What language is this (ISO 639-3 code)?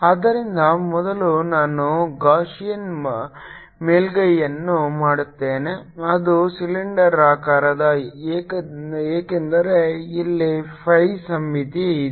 kan